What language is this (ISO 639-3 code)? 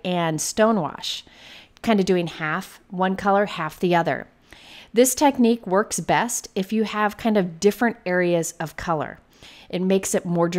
eng